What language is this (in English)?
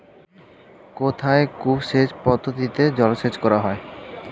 Bangla